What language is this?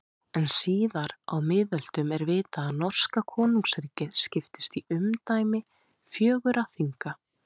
Icelandic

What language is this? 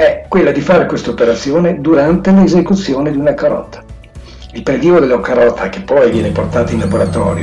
Italian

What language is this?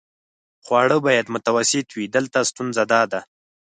Pashto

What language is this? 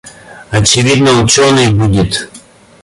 Russian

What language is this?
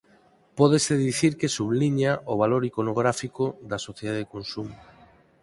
Galician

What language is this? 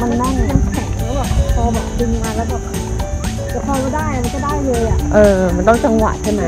Thai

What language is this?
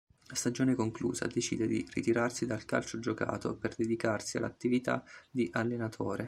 Italian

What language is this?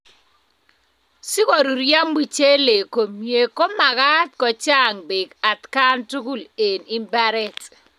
Kalenjin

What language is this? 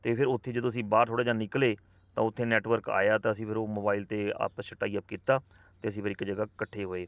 Punjabi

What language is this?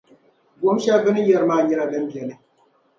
Dagbani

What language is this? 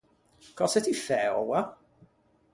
Ligurian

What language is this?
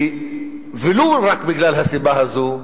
Hebrew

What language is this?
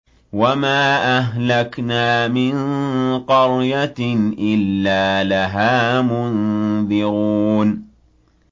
Arabic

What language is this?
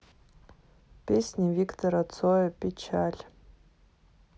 Russian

